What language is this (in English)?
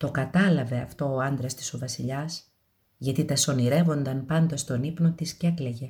Greek